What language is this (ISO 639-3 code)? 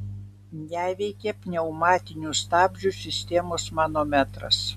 lit